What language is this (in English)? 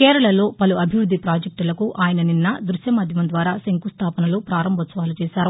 Telugu